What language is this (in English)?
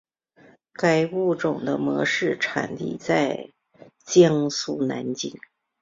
Chinese